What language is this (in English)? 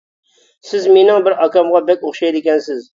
Uyghur